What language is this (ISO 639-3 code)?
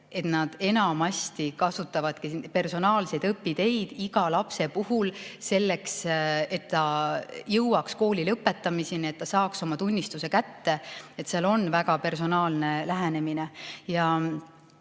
est